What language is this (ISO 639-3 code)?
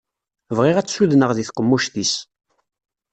kab